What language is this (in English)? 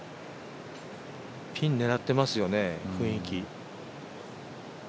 Japanese